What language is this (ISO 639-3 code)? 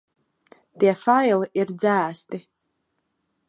lav